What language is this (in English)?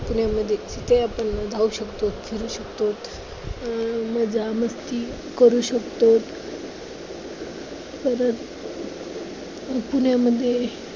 Marathi